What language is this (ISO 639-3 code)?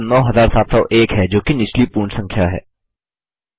hin